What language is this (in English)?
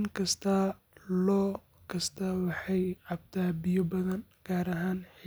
Somali